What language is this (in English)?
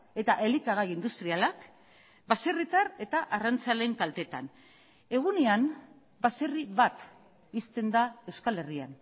Basque